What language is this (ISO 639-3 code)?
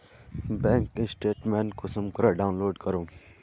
mag